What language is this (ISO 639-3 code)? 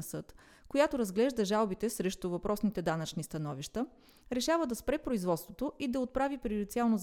bul